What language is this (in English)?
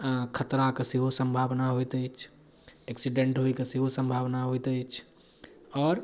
Maithili